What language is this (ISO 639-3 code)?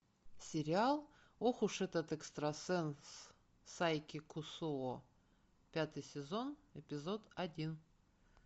rus